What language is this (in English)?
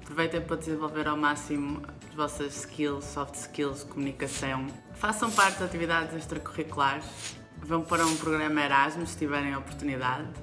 Portuguese